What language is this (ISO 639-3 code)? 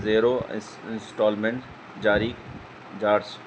urd